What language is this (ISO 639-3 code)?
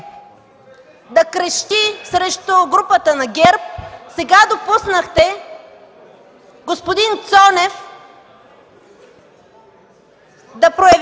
bul